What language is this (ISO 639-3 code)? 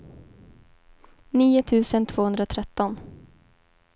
swe